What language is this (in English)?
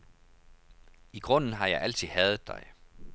Danish